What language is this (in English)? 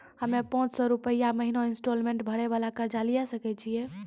Maithili